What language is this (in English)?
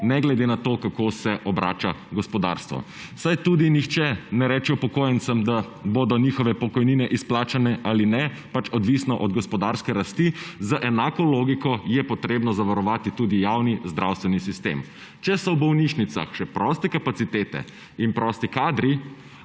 Slovenian